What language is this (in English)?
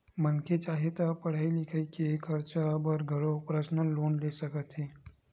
Chhattisgarhi